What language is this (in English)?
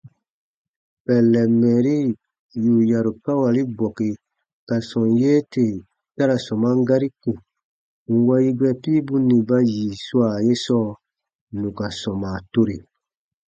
Baatonum